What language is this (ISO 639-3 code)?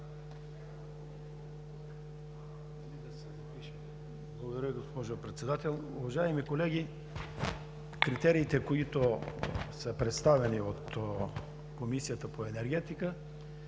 bul